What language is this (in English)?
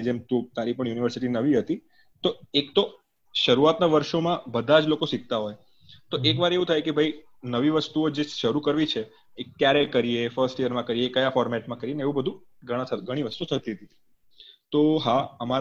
Gujarati